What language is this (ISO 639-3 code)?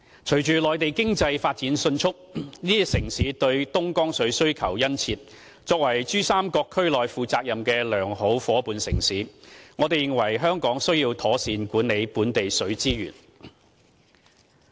yue